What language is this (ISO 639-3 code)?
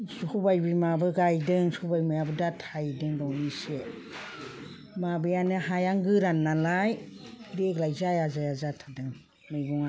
brx